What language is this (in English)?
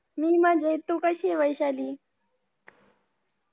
Marathi